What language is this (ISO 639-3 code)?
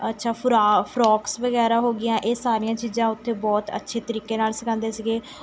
pan